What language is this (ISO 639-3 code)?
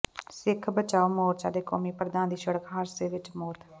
pan